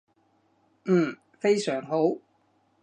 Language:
Cantonese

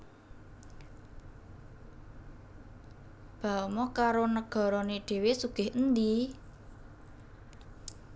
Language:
Javanese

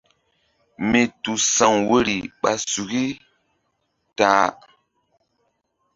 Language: Mbum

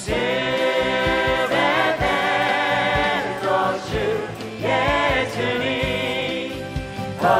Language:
Korean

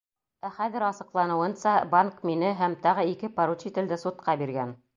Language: Bashkir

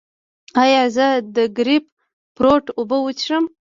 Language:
Pashto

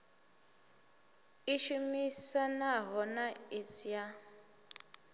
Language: Venda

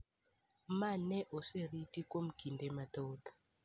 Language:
Luo (Kenya and Tanzania)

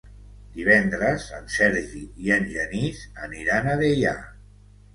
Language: Catalan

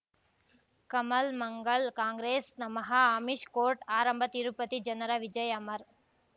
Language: Kannada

